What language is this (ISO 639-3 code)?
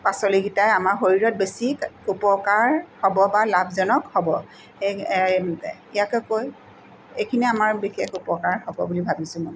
asm